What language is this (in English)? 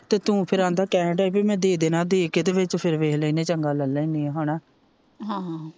Punjabi